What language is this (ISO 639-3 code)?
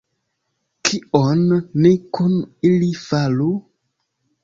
epo